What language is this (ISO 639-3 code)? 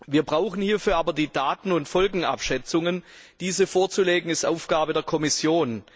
deu